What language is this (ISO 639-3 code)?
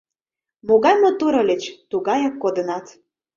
chm